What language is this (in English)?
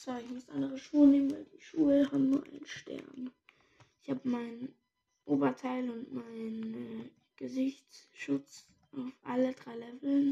German